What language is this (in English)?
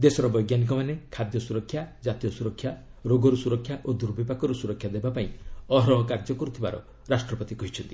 Odia